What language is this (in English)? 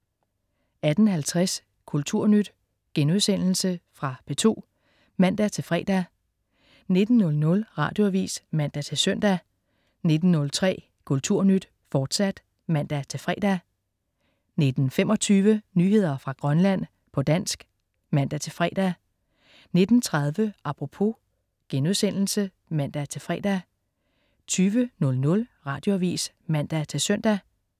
Danish